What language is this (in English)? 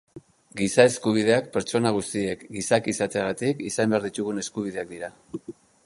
Basque